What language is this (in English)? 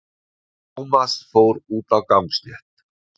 Icelandic